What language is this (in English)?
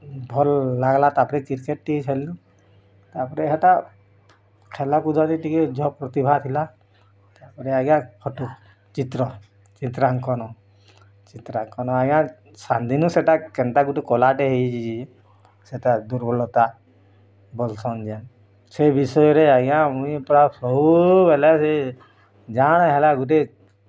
Odia